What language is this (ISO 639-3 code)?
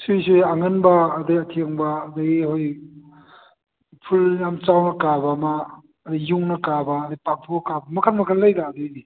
mni